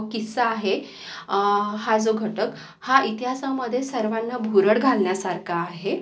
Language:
Marathi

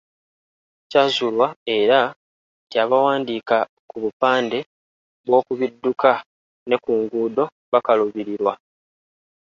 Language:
Ganda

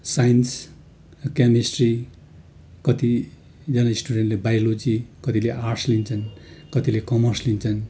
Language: Nepali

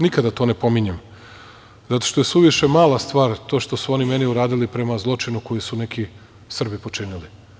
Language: Serbian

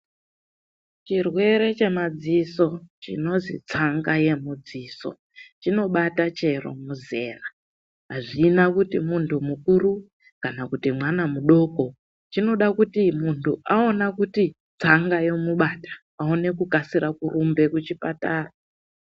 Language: Ndau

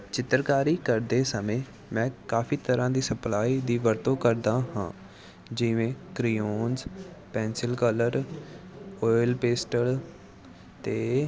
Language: Punjabi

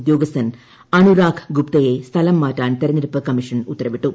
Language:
Malayalam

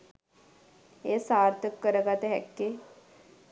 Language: Sinhala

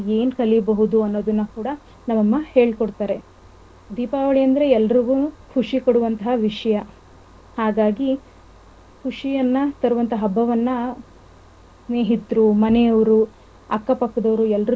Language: Kannada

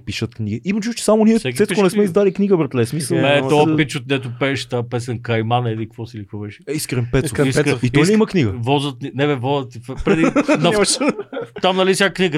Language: Bulgarian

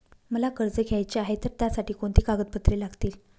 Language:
Marathi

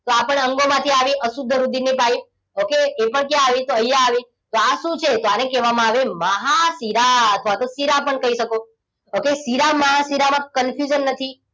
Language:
Gujarati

